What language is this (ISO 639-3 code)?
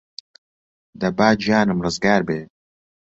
ckb